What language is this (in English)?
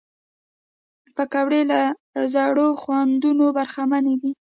Pashto